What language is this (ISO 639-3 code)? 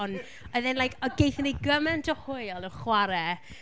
cym